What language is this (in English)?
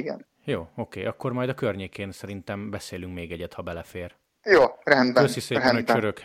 Hungarian